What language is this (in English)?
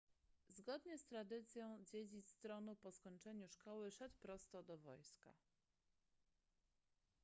Polish